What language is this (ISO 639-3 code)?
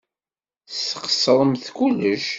kab